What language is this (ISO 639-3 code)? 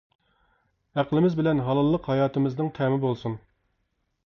uig